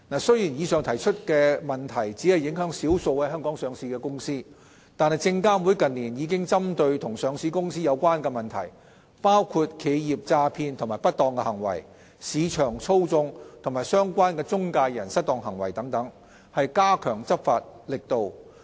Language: Cantonese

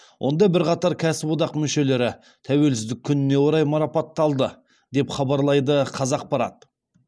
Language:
Kazakh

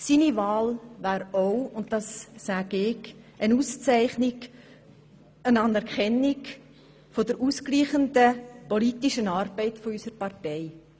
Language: Swiss German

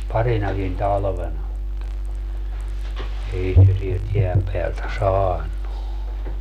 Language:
Finnish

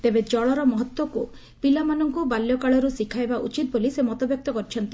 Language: Odia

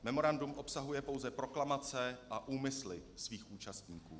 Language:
Czech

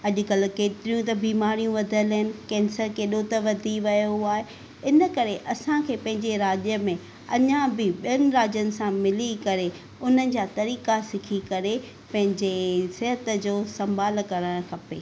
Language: Sindhi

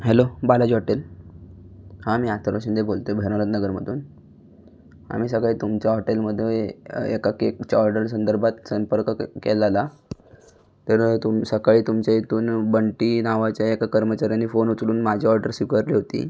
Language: Marathi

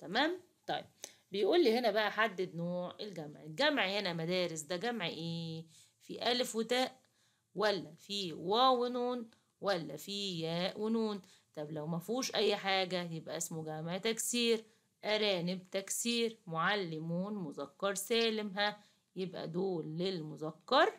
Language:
Arabic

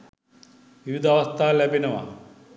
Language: Sinhala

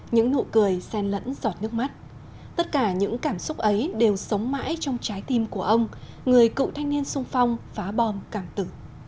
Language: Vietnamese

